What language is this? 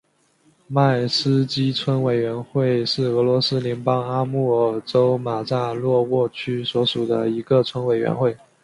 Chinese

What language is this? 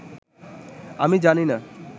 Bangla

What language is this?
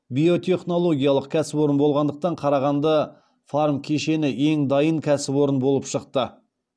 Kazakh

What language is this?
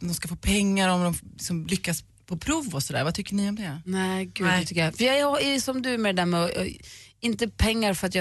Swedish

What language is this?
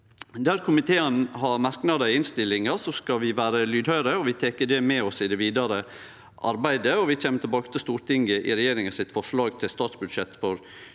Norwegian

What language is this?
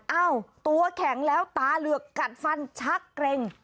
Thai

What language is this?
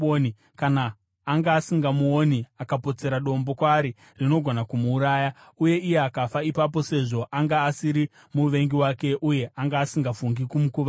Shona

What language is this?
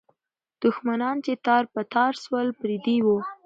Pashto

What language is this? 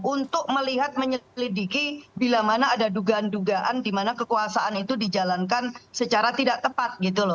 Indonesian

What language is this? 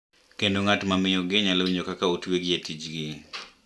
Luo (Kenya and Tanzania)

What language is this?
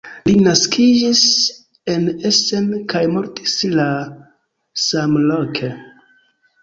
Esperanto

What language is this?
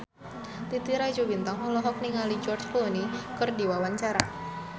Sundanese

